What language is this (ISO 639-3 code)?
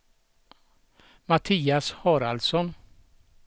swe